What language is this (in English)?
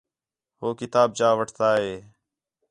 Khetrani